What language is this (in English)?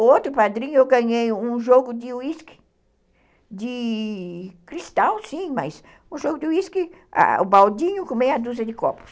Portuguese